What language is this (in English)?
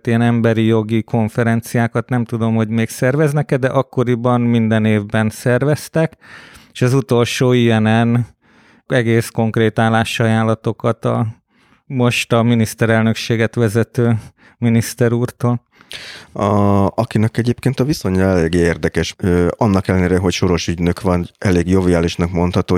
Hungarian